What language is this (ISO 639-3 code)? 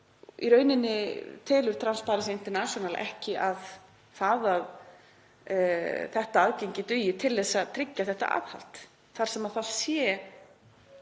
isl